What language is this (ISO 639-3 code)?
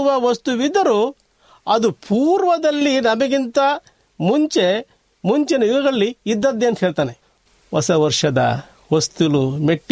kan